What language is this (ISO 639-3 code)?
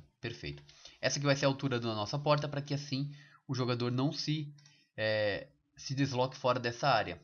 por